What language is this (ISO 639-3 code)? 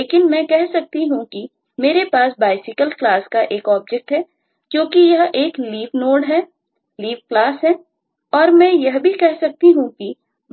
hin